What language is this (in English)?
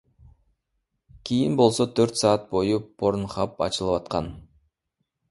Kyrgyz